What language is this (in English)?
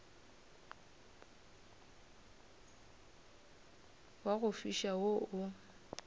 Northern Sotho